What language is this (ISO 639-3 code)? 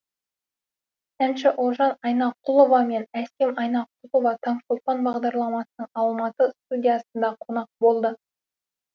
kaz